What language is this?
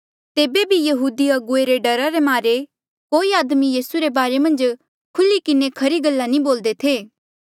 Mandeali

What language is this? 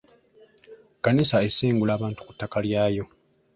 Ganda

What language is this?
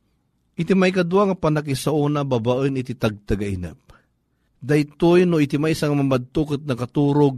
Filipino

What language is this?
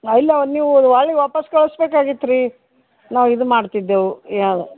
Kannada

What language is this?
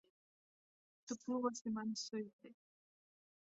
Latvian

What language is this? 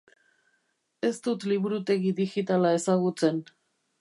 Basque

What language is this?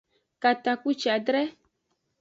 Aja (Benin)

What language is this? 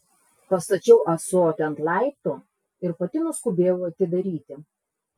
Lithuanian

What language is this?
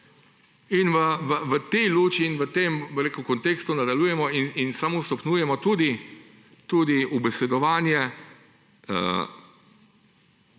Slovenian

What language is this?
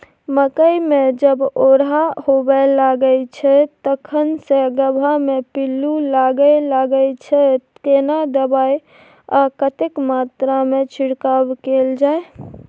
Maithili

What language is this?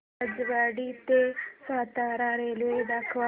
Marathi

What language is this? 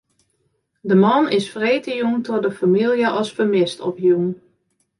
Western Frisian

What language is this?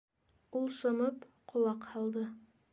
Bashkir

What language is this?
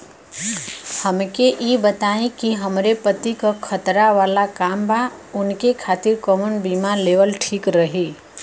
Bhojpuri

